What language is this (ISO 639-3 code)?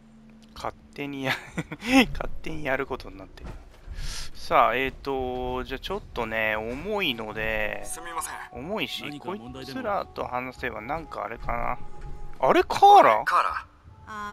jpn